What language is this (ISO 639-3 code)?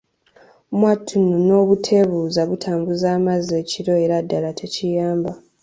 lug